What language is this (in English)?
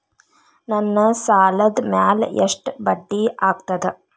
Kannada